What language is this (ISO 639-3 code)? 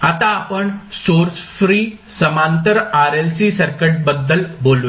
mar